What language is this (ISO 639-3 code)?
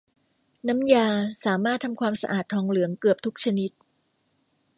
tha